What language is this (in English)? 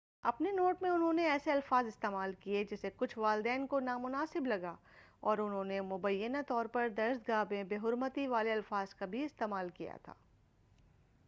Urdu